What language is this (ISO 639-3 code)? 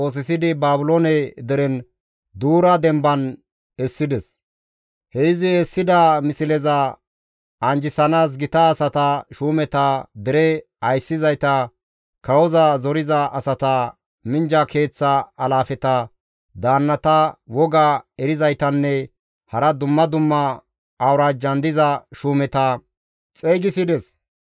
gmv